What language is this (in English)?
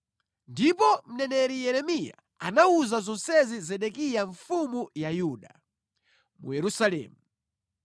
Nyanja